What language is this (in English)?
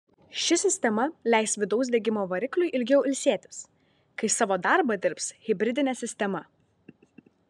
Lithuanian